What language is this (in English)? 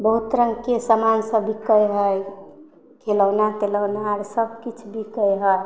Maithili